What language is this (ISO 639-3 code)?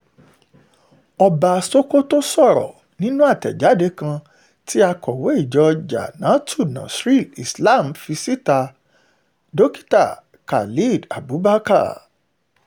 yor